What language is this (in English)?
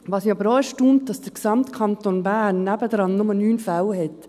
Swiss German